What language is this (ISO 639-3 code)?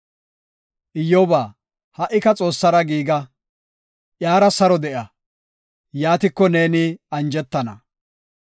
gof